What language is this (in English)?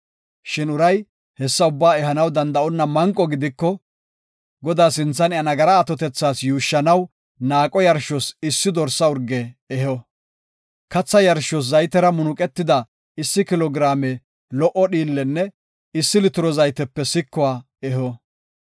Gofa